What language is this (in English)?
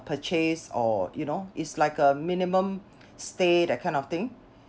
English